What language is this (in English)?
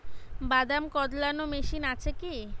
Bangla